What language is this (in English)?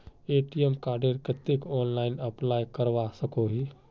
Magahi